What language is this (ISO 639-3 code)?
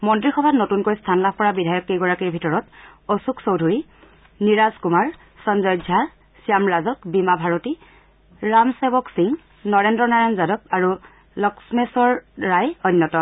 asm